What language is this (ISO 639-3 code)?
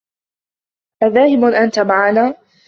ara